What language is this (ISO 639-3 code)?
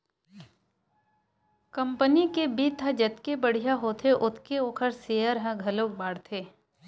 hne